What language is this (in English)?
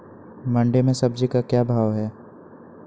Magahi